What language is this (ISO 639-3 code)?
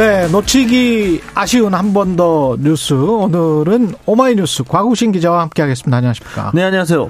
kor